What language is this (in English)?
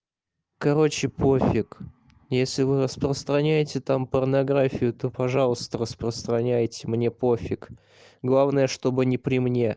Russian